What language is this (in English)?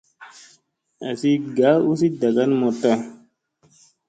Musey